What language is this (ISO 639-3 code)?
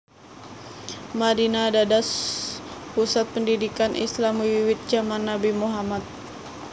jav